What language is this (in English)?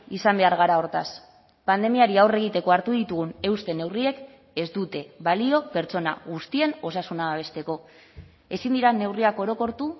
Basque